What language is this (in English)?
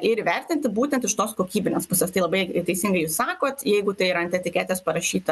Lithuanian